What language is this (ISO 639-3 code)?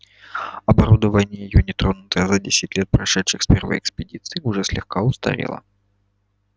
rus